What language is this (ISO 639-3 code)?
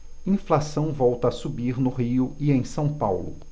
por